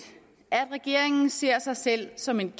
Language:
Danish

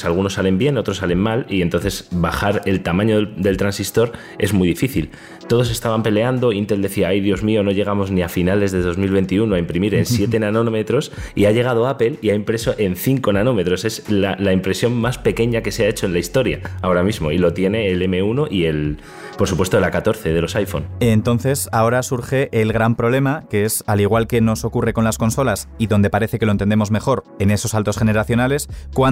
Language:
Spanish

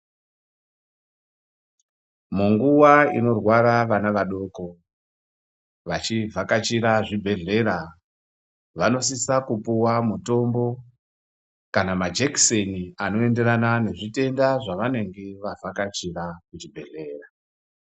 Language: Ndau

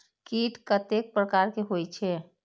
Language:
Maithili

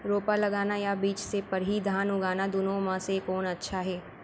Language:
Chhattisgarhi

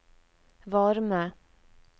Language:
Norwegian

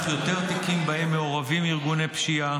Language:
Hebrew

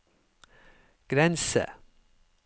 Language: Norwegian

